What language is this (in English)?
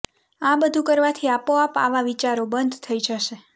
Gujarati